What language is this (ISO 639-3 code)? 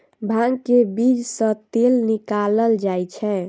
mai